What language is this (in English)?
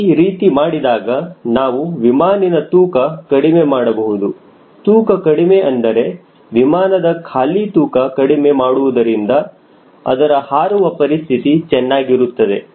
Kannada